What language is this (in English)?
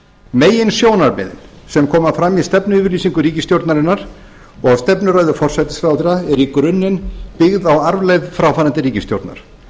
Icelandic